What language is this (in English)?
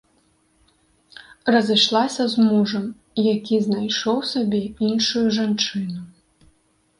Belarusian